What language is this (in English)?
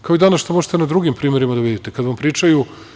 Serbian